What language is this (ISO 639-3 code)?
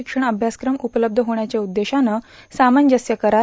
mar